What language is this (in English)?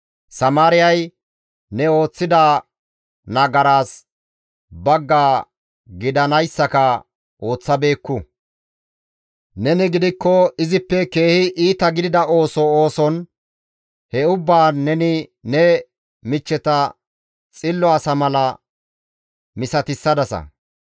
Gamo